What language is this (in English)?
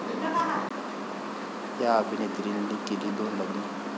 Marathi